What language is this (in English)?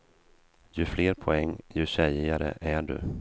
Swedish